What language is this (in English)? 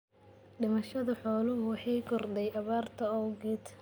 Somali